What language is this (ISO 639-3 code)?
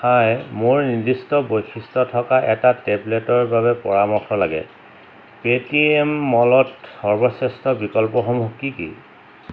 asm